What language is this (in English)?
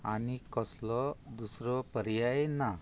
Konkani